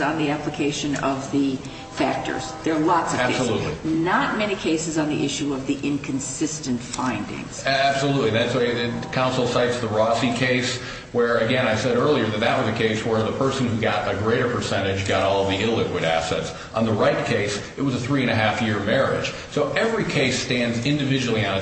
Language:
English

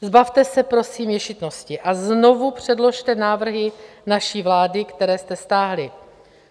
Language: Czech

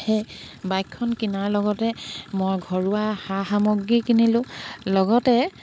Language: Assamese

